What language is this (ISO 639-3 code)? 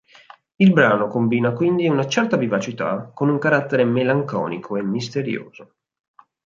ita